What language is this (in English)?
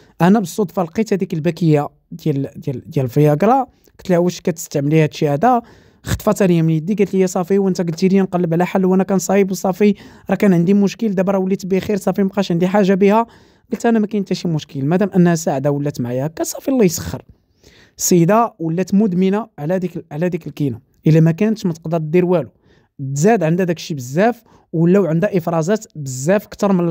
Arabic